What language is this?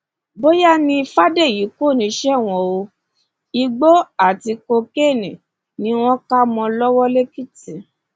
Yoruba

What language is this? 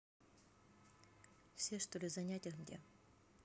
Russian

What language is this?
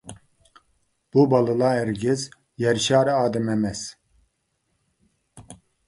Uyghur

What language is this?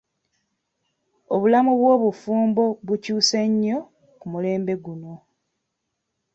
Ganda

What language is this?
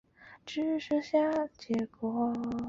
Chinese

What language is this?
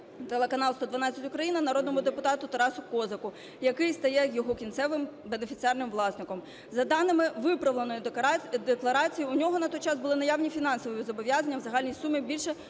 Ukrainian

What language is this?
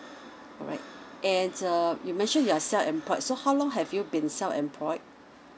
English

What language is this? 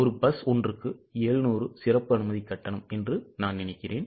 Tamil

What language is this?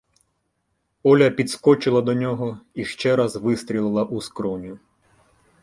Ukrainian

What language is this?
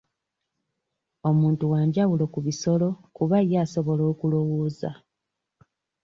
Ganda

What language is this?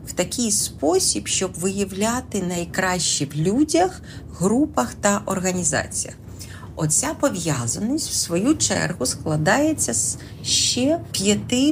Ukrainian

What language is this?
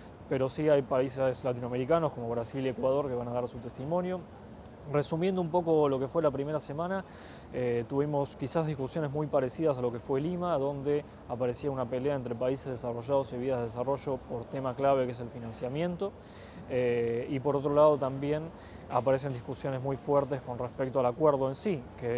Spanish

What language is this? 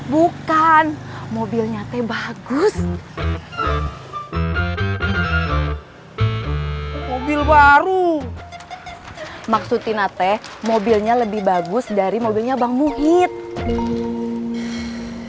Indonesian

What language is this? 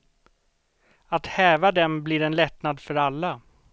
Swedish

